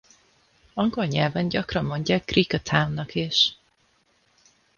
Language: Hungarian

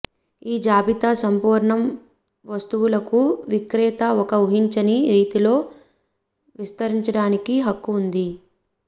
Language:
Telugu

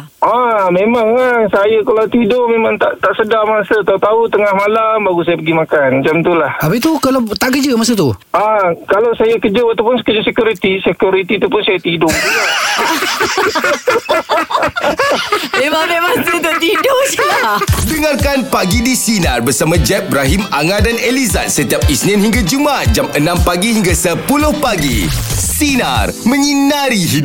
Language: Malay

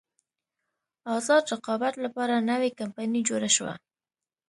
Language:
Pashto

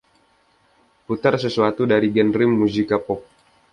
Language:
Indonesian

